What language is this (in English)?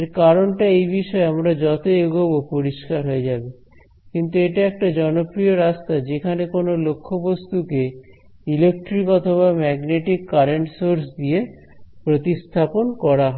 Bangla